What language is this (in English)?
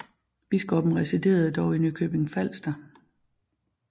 Danish